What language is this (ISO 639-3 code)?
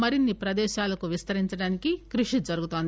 tel